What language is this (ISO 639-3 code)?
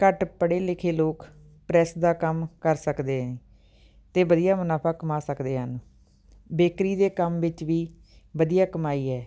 pan